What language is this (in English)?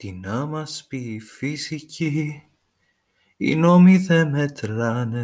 Greek